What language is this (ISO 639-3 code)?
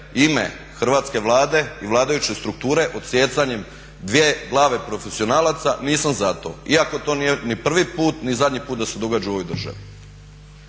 hrv